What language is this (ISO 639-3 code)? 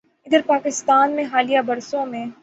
urd